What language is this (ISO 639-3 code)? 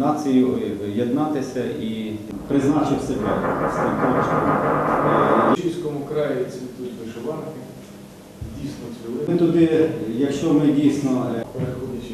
ukr